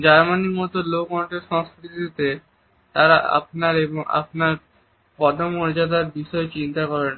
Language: Bangla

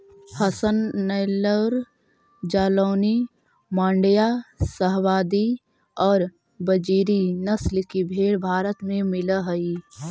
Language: Magahi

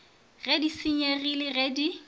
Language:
Northern Sotho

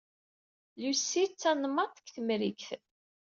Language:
Kabyle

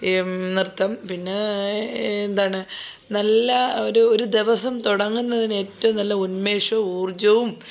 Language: Malayalam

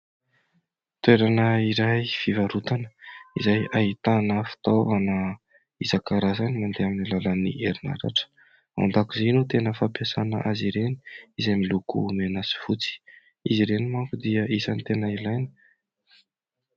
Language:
Malagasy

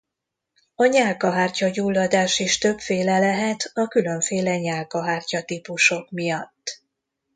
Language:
Hungarian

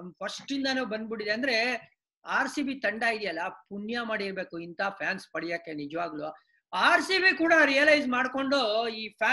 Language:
Kannada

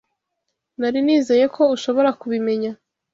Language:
Kinyarwanda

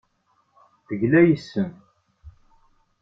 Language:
Kabyle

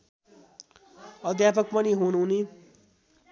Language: Nepali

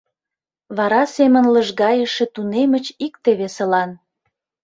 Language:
Mari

